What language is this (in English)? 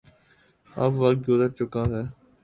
Urdu